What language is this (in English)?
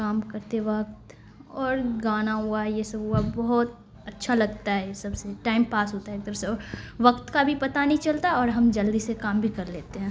Urdu